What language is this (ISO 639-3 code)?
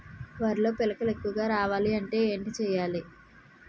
tel